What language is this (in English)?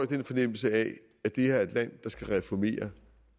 Danish